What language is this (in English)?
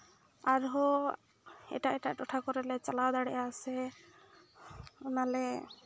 Santali